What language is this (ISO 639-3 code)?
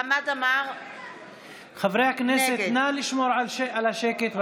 heb